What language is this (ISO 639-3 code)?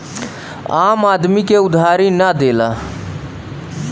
bho